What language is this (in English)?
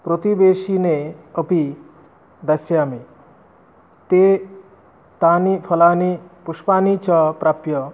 Sanskrit